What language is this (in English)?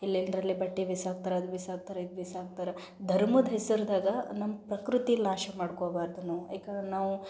Kannada